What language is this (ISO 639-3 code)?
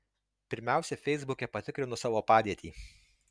lit